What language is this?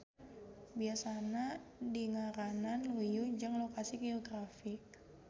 Sundanese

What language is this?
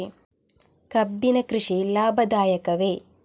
Kannada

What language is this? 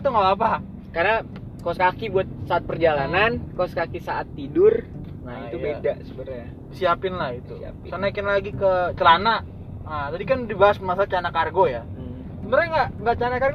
Indonesian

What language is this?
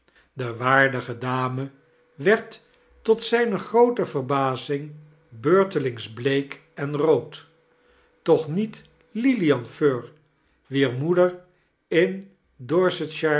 Dutch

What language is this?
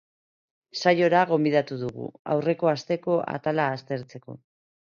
Basque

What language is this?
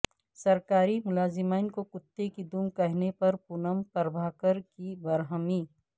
Urdu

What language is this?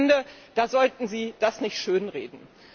German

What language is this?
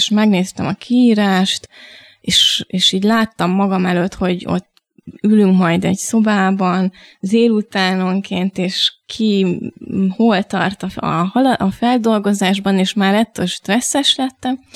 Hungarian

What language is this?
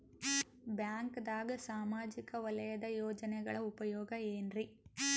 Kannada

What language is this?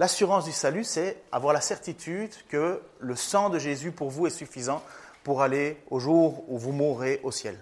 French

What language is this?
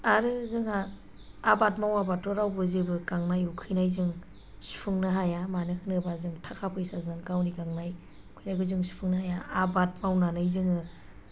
Bodo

